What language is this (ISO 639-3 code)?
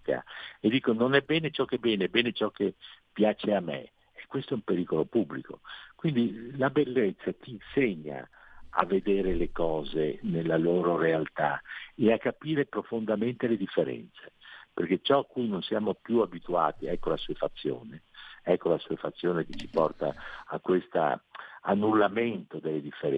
ita